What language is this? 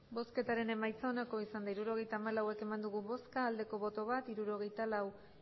Basque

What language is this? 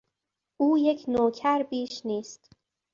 Persian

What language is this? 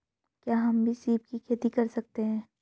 Hindi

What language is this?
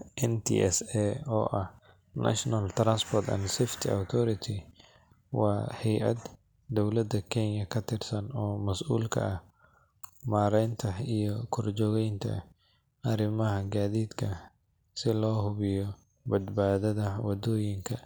Somali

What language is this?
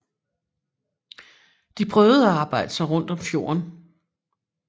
Danish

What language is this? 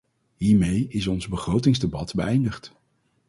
Dutch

